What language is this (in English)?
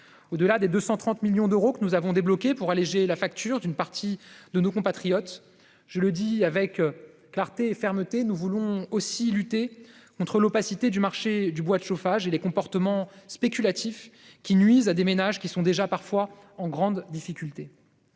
French